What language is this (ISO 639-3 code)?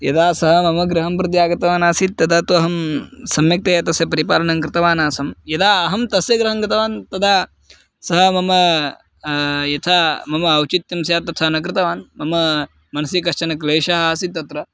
san